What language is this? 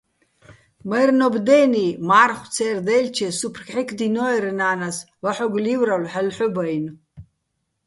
Bats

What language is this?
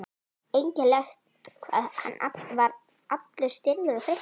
Icelandic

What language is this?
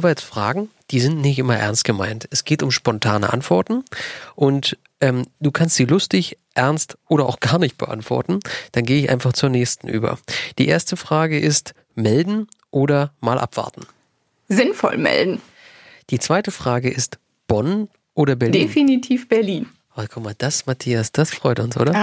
German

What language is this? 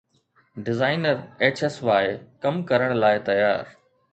Sindhi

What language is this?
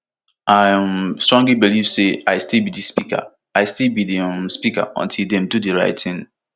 Nigerian Pidgin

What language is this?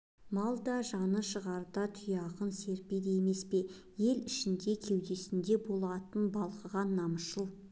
Kazakh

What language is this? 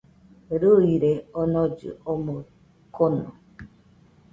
Nüpode Huitoto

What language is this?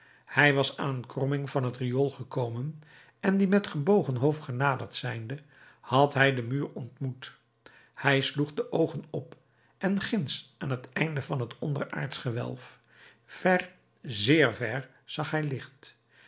Dutch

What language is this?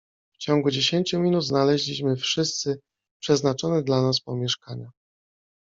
Polish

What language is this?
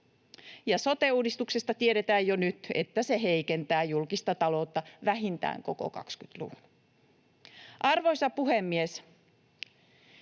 Finnish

